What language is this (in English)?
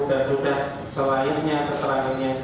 Indonesian